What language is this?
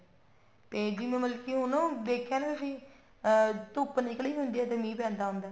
Punjabi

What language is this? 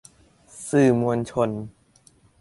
Thai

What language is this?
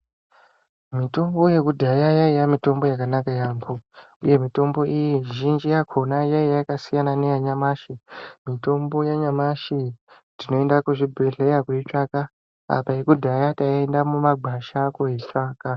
Ndau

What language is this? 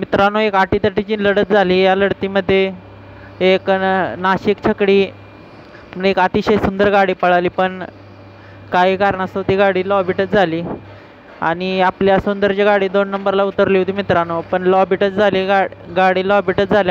Hindi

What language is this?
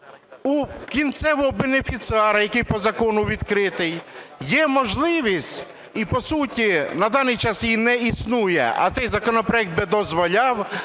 Ukrainian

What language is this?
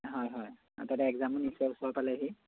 Assamese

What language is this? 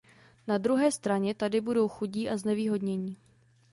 Czech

